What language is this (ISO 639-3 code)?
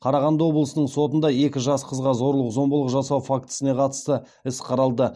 kaz